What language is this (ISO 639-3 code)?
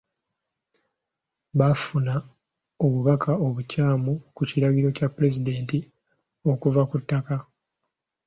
lug